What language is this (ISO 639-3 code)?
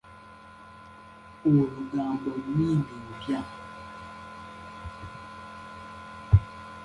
lug